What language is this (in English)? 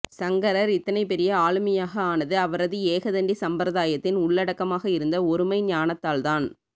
Tamil